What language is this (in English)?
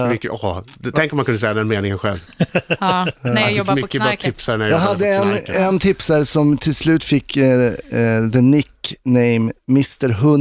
Swedish